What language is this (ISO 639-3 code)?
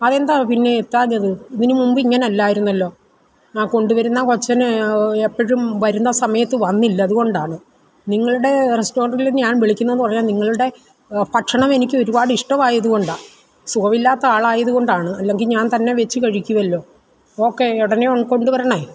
mal